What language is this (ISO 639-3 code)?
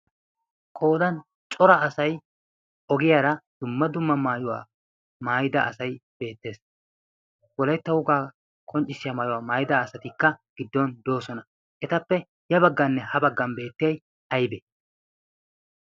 wal